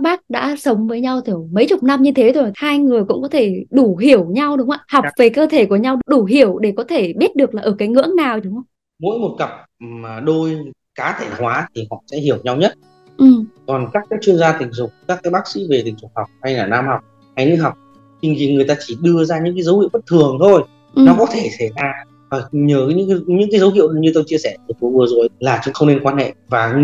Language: Vietnamese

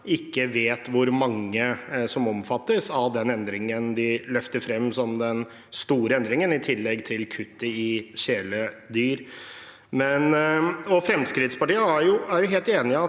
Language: Norwegian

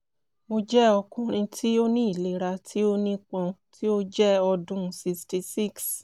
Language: Yoruba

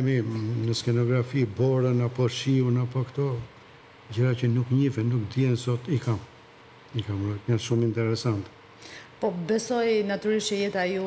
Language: Romanian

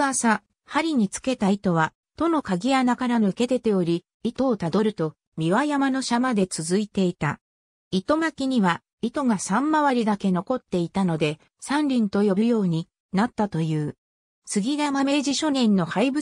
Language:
Japanese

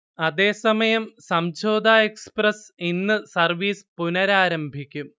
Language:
Malayalam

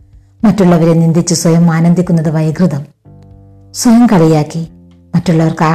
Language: Malayalam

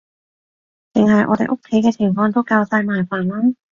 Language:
Cantonese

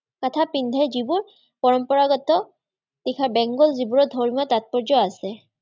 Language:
Assamese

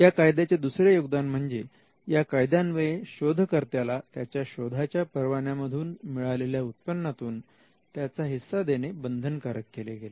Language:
Marathi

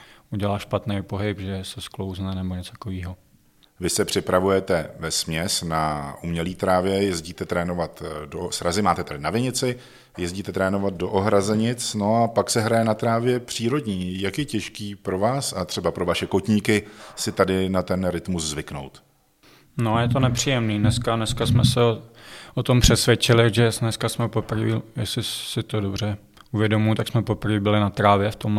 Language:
Czech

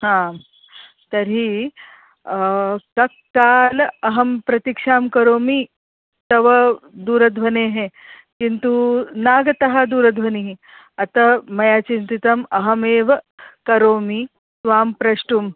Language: Sanskrit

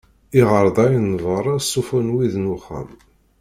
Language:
Kabyle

